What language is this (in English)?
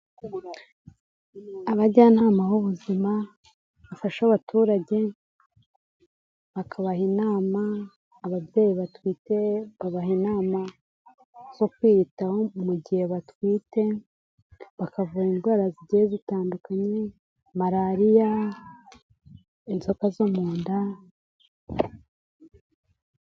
Kinyarwanda